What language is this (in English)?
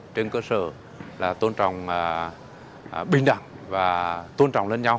Vietnamese